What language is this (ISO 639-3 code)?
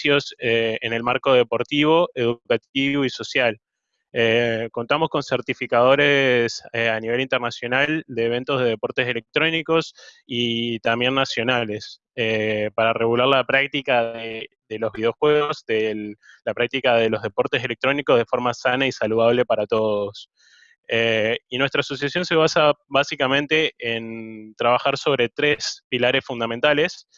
spa